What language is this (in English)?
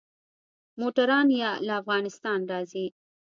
Pashto